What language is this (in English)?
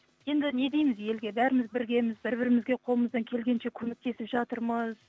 Kazakh